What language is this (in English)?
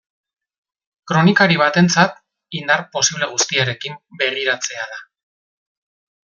Basque